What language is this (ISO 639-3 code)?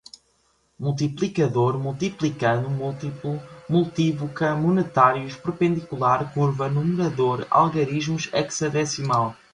por